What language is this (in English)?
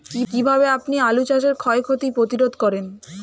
Bangla